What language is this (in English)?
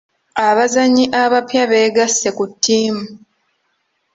Ganda